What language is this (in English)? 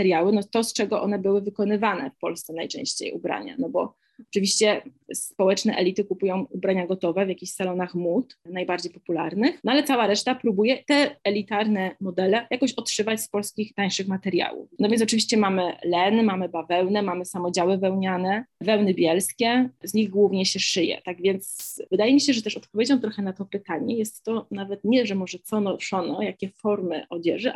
Polish